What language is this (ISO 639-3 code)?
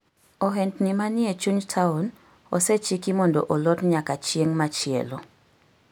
luo